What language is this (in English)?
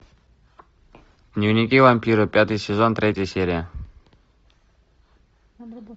Russian